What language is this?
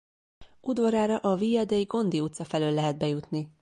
Hungarian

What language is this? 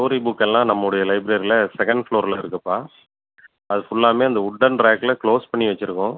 Tamil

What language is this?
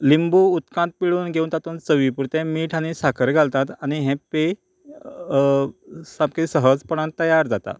Konkani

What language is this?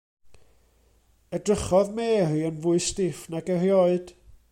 Welsh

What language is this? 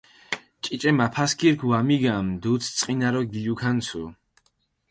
Mingrelian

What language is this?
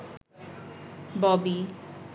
Bangla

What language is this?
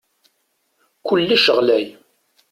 Kabyle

